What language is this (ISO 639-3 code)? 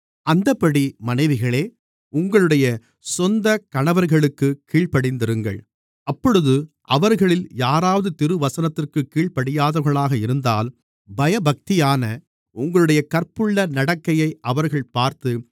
tam